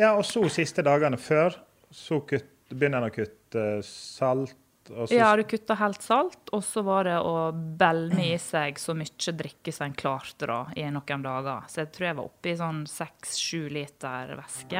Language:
English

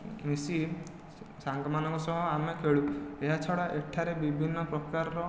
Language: Odia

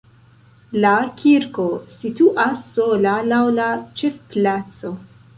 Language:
Esperanto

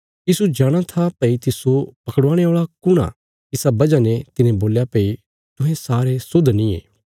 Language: Bilaspuri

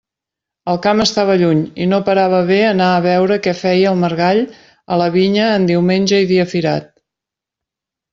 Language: Catalan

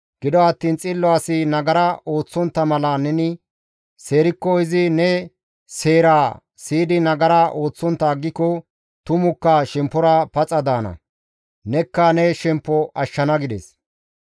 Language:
Gamo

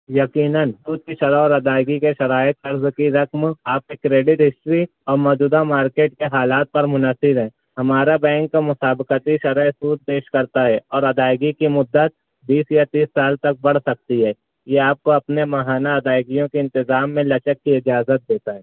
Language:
Urdu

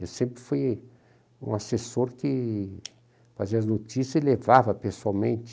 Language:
Portuguese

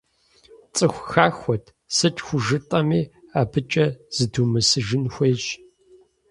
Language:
Kabardian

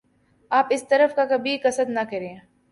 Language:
Urdu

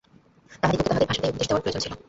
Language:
Bangla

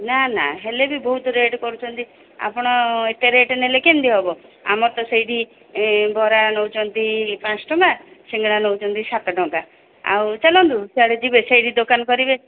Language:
Odia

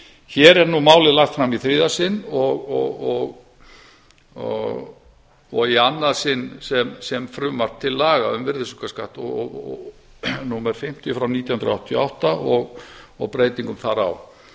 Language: Icelandic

